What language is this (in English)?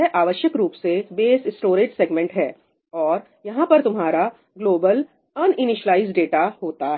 Hindi